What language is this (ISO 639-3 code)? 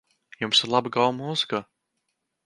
lav